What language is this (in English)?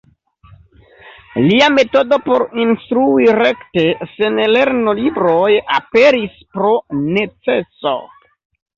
Esperanto